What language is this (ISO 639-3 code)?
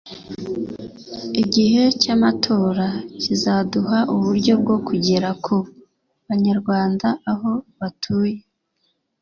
kin